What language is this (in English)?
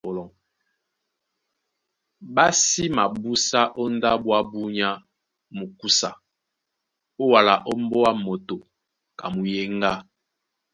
Duala